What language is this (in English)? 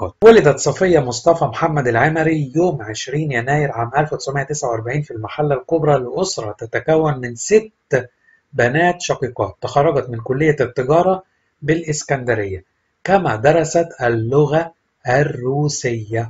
Arabic